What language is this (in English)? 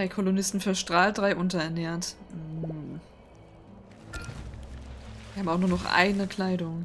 German